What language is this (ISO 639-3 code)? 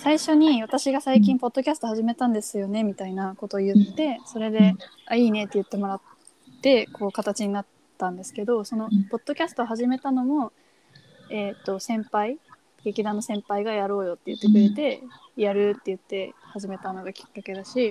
jpn